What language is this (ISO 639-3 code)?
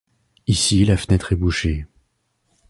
fra